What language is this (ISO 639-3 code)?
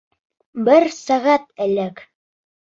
bak